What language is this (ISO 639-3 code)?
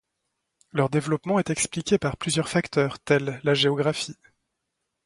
fra